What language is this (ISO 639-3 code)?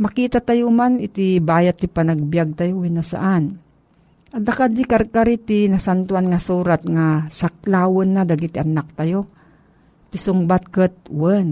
fil